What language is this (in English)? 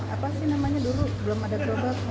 Indonesian